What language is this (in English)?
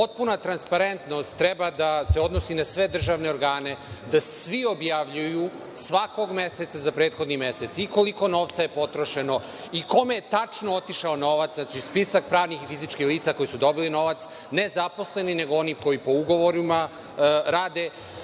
Serbian